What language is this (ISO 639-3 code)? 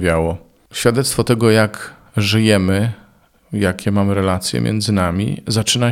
pol